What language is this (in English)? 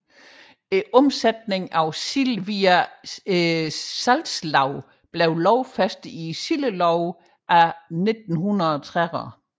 Danish